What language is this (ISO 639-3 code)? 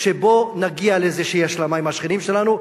heb